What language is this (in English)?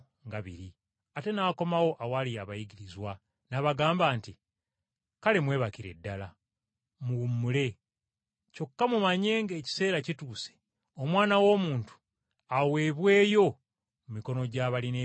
Ganda